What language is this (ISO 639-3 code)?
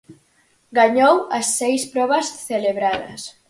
glg